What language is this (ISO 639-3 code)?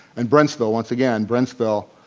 eng